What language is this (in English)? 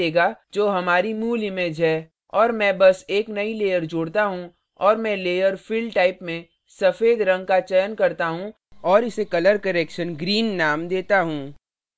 Hindi